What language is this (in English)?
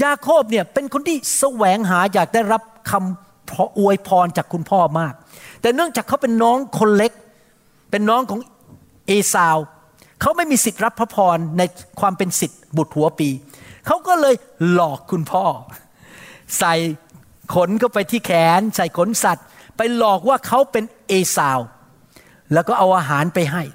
Thai